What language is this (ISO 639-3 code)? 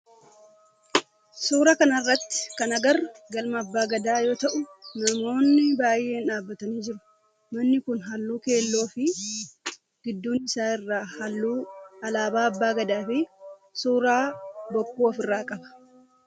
orm